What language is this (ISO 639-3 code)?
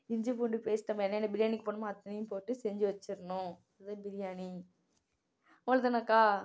tam